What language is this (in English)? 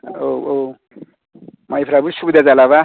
Bodo